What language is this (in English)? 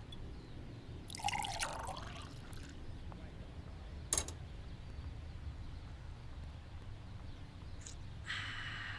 Indonesian